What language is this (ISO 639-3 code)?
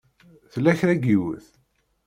kab